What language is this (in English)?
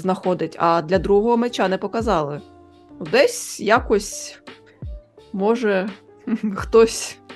Ukrainian